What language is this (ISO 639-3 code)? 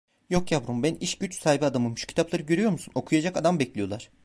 tur